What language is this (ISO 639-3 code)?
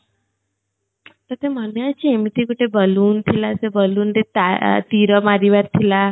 ori